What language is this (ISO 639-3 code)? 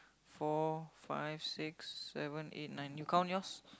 eng